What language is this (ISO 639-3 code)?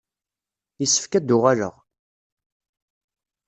kab